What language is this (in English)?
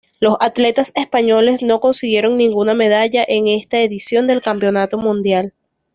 Spanish